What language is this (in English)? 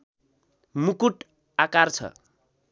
Nepali